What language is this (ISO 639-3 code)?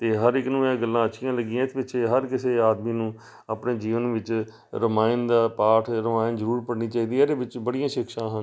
pan